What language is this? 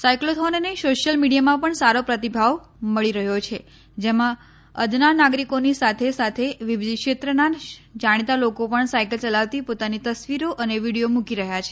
Gujarati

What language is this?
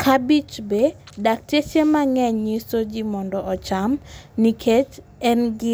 Luo (Kenya and Tanzania)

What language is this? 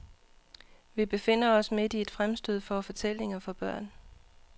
Danish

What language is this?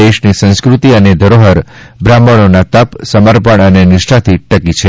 Gujarati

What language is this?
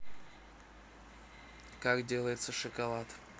Russian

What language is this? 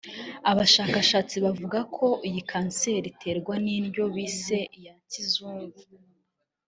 Kinyarwanda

